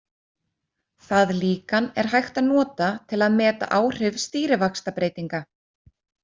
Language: Icelandic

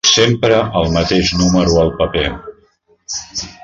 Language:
Catalan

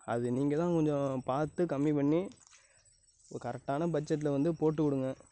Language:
Tamil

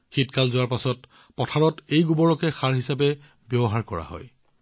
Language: Assamese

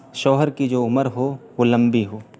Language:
Urdu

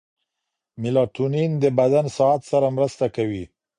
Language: Pashto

